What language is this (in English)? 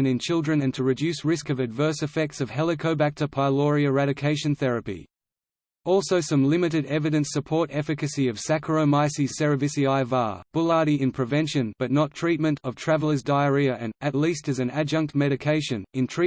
English